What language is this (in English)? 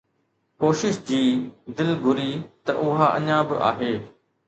Sindhi